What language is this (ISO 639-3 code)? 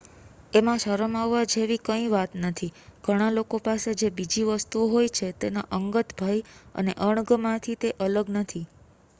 guj